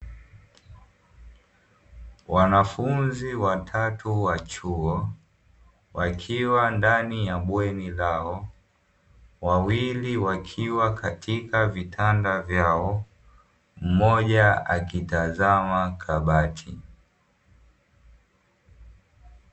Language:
Swahili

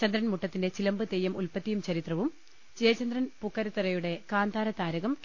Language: Malayalam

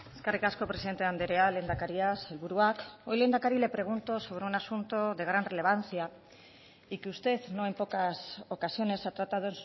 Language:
Spanish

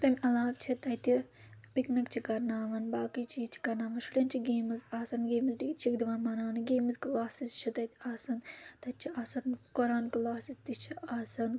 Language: Kashmiri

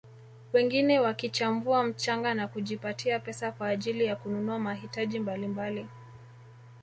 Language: Swahili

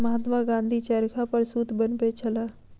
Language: Maithili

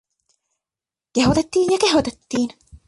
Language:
Finnish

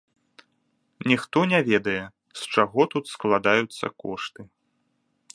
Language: Belarusian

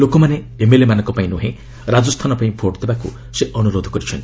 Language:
Odia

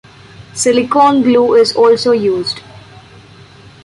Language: English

